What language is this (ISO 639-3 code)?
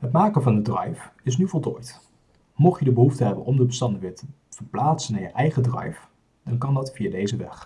nld